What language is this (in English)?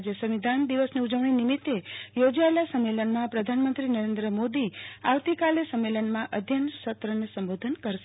Gujarati